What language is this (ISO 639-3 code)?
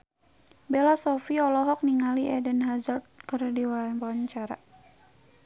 sun